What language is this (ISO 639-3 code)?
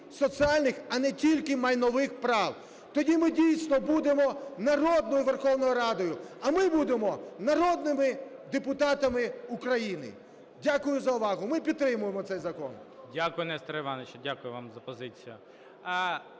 ukr